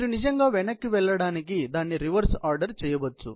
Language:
Telugu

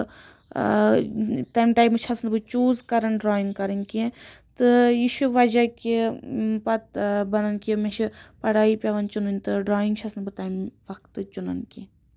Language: Kashmiri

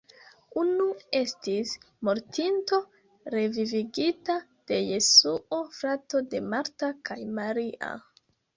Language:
Esperanto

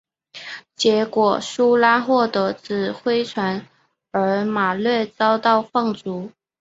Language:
Chinese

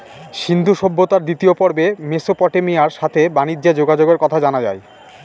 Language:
Bangla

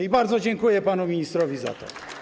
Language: Polish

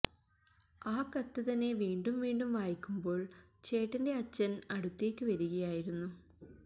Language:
Malayalam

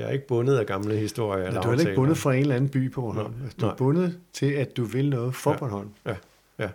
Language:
Danish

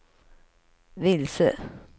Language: Swedish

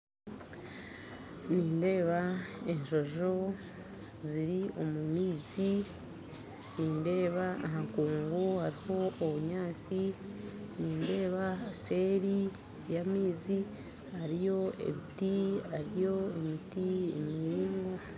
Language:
Nyankole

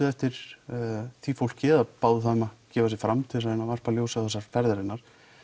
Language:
Icelandic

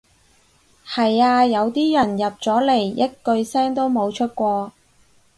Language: Cantonese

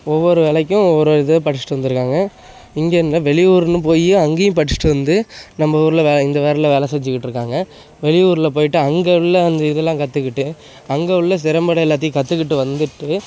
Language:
Tamil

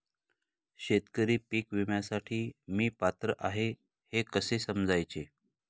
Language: Marathi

